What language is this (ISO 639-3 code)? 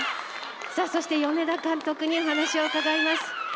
jpn